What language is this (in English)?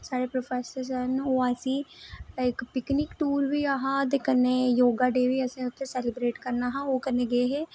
Dogri